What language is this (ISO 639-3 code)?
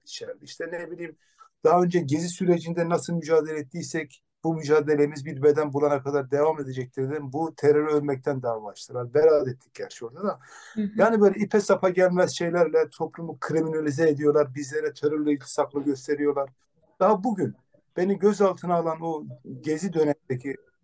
tur